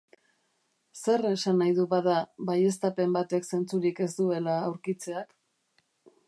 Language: Basque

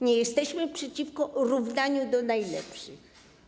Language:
Polish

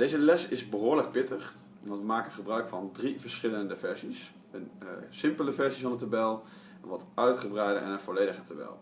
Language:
Dutch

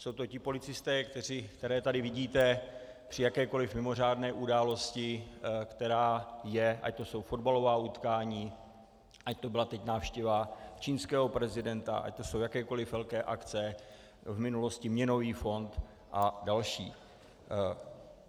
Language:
Czech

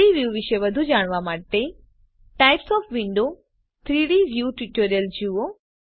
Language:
Gujarati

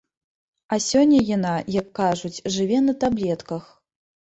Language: Belarusian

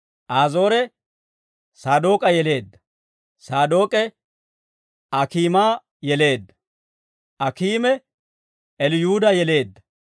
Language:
Dawro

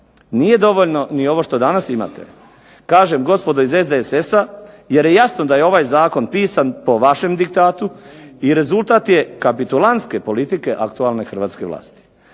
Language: Croatian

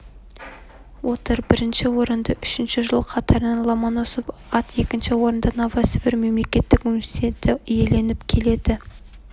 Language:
Kazakh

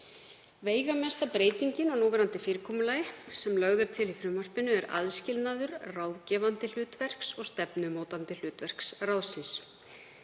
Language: Icelandic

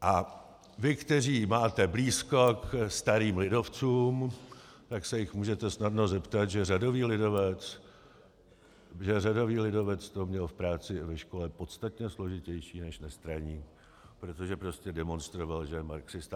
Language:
Czech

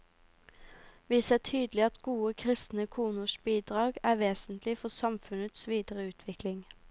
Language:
Norwegian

